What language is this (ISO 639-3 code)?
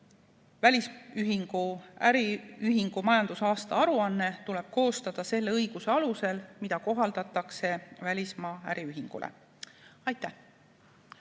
est